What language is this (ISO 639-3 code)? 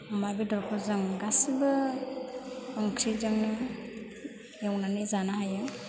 brx